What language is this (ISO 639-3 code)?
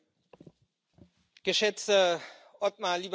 deu